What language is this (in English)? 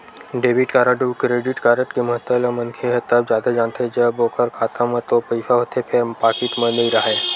Chhattisgarhi